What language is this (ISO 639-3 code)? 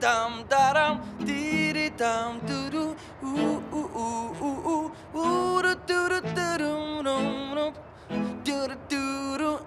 tur